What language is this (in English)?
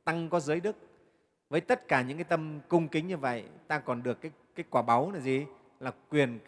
Vietnamese